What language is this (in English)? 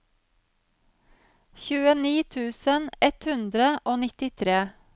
Norwegian